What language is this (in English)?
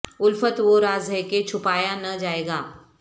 Urdu